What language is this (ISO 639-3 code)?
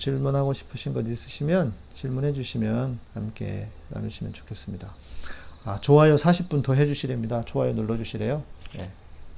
kor